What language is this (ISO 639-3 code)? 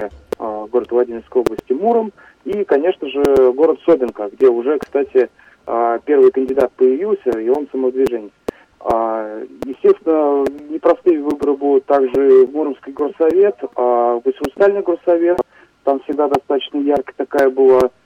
rus